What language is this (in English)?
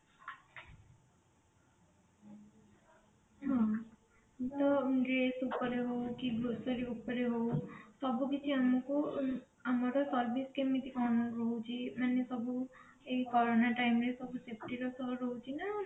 Odia